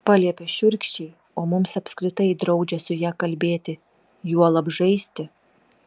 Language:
Lithuanian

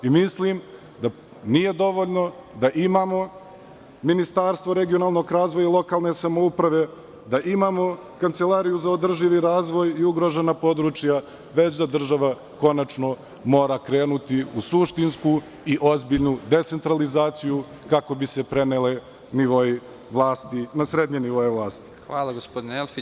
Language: Serbian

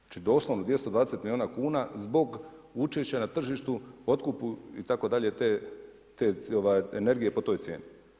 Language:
Croatian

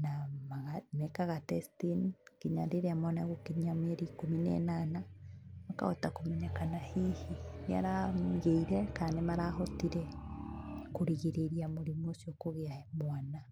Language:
Kikuyu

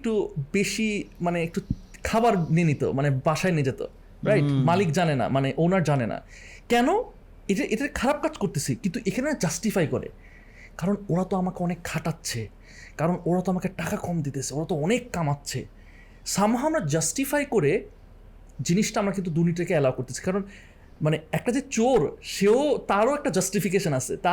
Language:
Bangla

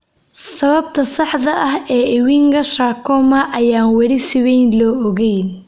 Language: Somali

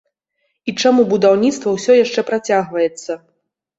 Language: Belarusian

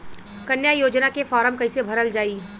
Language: Bhojpuri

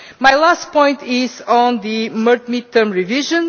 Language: English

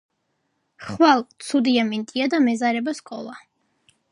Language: Georgian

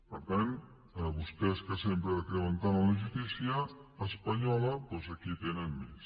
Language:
Catalan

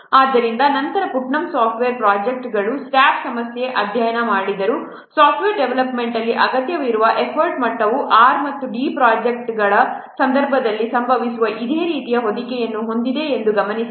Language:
Kannada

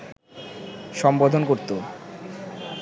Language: Bangla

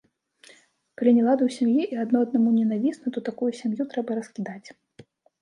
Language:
Belarusian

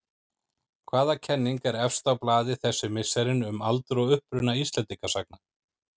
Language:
Icelandic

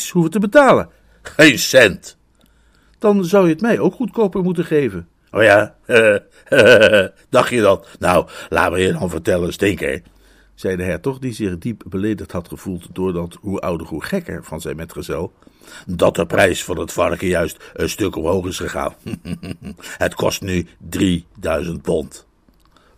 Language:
Dutch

